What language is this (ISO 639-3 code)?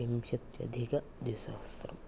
san